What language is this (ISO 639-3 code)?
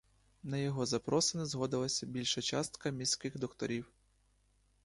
ukr